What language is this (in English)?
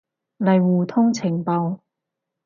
Cantonese